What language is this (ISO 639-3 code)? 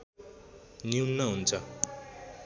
nep